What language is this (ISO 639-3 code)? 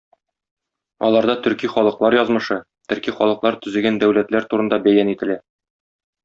tat